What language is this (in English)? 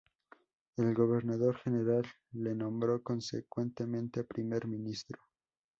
Spanish